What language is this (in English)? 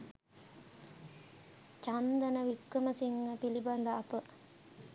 Sinhala